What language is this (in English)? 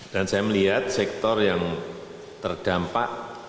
Indonesian